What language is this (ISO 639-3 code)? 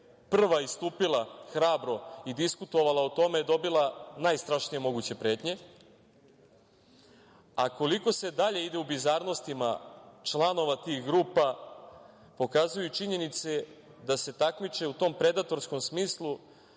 srp